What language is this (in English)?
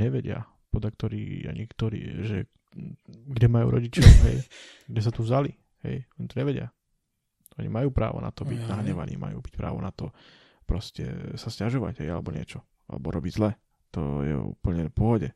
Slovak